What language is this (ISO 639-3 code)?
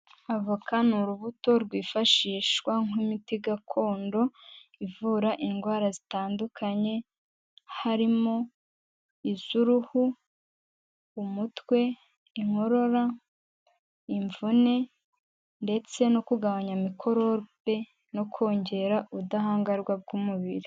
kin